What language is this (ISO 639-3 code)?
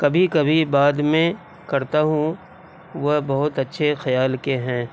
urd